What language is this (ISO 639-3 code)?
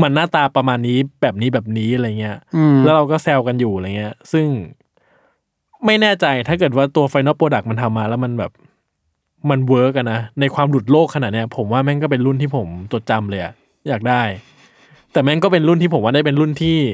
tha